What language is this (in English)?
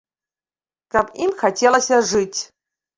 Belarusian